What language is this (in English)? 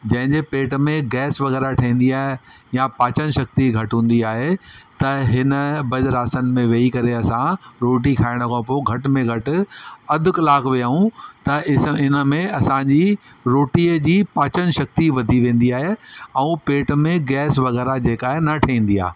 Sindhi